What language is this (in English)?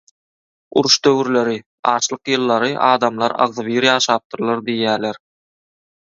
Turkmen